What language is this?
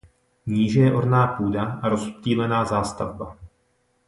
Czech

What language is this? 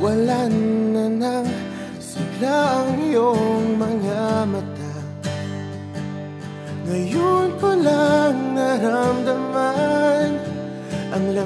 Arabic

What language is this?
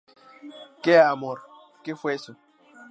Spanish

